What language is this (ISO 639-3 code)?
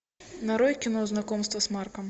rus